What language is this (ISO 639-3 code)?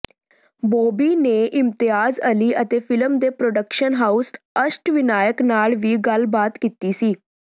pan